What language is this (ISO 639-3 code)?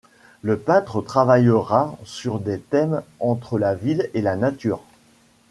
fra